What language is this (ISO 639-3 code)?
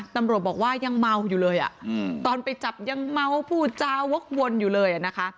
tha